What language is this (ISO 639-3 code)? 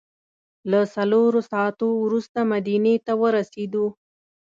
pus